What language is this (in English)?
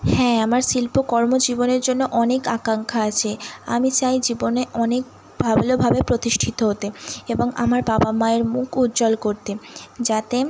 Bangla